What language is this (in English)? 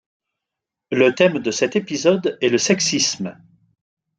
French